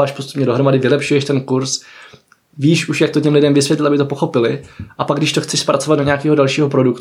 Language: Czech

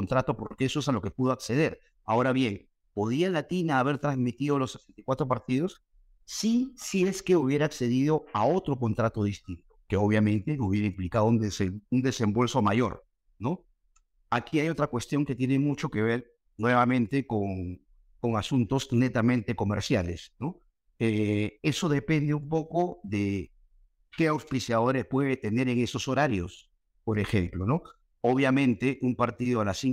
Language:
Spanish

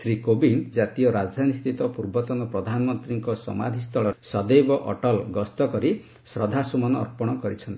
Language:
Odia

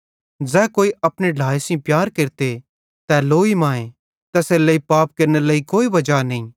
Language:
Bhadrawahi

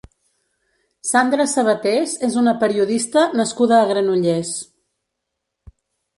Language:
Catalan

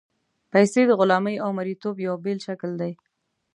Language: Pashto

